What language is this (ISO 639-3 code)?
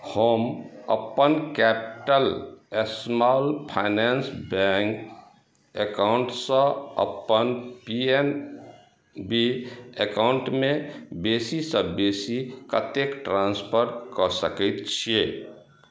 mai